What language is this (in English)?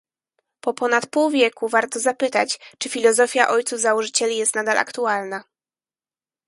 Polish